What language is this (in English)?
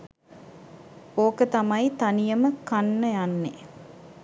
Sinhala